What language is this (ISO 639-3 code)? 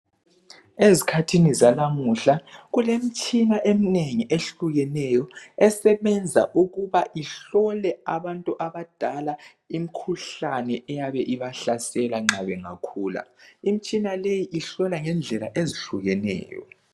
nde